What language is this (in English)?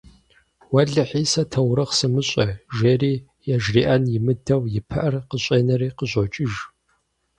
Kabardian